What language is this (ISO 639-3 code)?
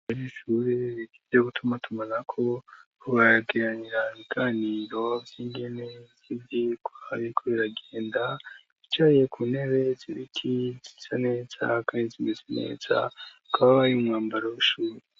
run